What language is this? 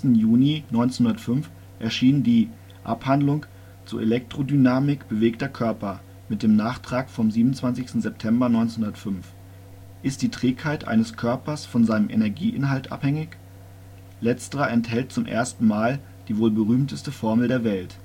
German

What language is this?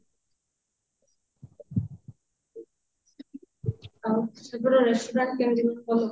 Odia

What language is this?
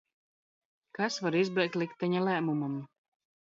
Latvian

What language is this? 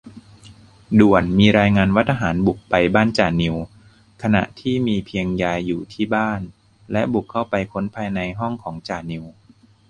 Thai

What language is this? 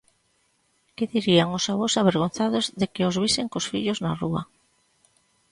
Galician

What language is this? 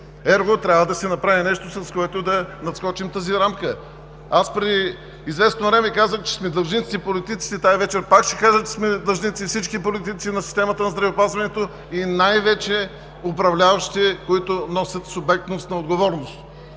Bulgarian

